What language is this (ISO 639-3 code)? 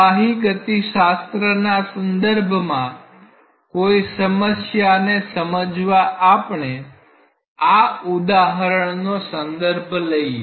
guj